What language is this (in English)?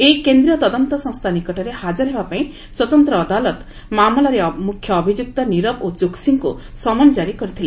Odia